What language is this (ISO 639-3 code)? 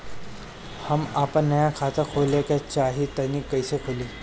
bho